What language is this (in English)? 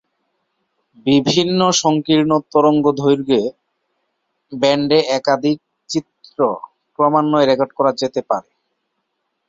Bangla